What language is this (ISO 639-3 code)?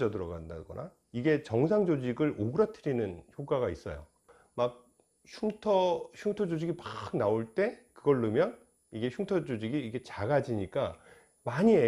kor